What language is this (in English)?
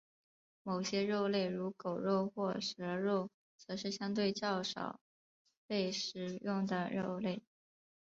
Chinese